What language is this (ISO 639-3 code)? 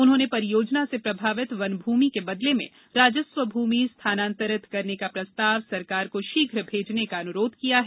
hin